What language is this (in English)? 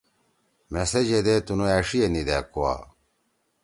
Torwali